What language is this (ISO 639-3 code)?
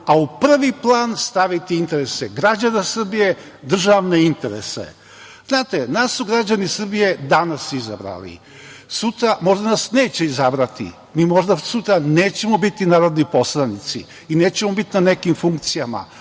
srp